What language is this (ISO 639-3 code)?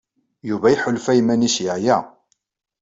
kab